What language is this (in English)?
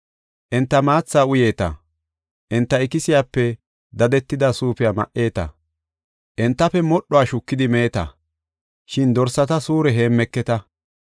Gofa